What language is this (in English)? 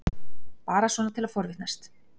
Icelandic